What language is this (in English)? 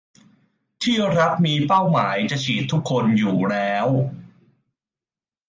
Thai